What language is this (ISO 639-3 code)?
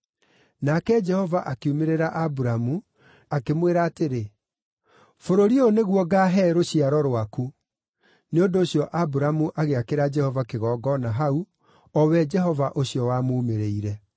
kik